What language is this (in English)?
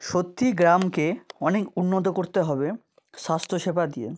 Bangla